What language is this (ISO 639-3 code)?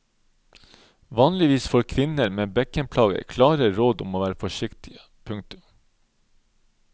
nor